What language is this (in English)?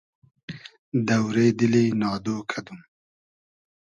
Hazaragi